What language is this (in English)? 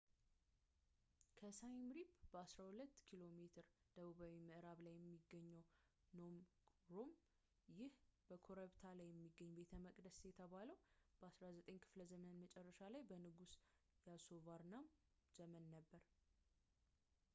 Amharic